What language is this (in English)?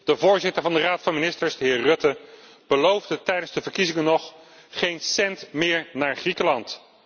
Dutch